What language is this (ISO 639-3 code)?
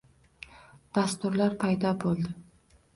uzb